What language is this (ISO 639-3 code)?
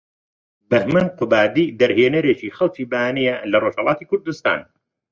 ckb